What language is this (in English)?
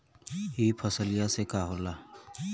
Bhojpuri